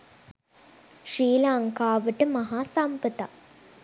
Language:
Sinhala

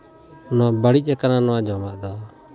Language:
Santali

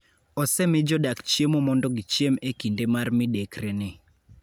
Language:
Luo (Kenya and Tanzania)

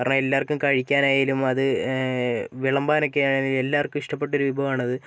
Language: Malayalam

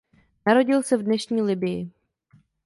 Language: Czech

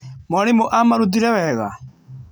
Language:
Kikuyu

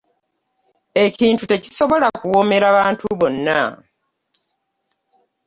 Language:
Ganda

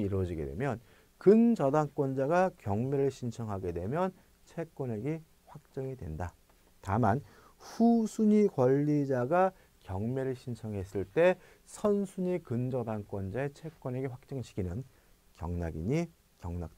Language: Korean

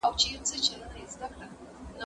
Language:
Pashto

